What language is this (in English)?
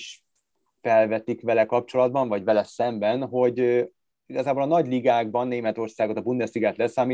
Hungarian